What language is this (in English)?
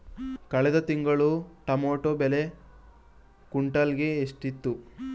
Kannada